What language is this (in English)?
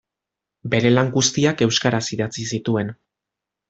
Basque